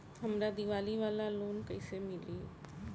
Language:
Bhojpuri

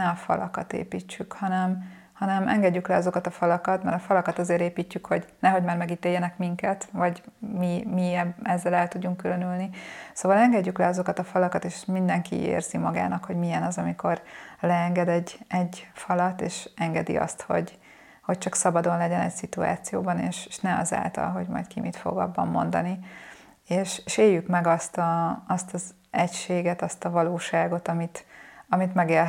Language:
Hungarian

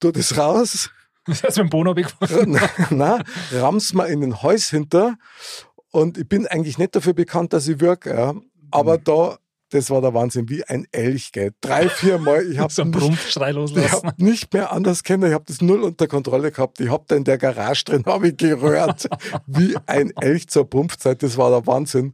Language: German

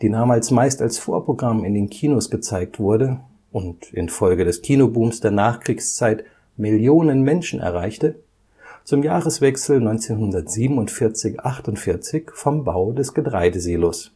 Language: German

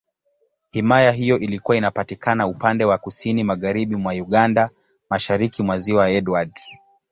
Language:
Swahili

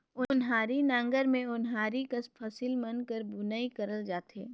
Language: Chhattisgarhi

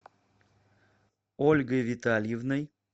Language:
Russian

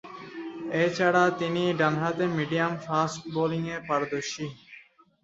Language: Bangla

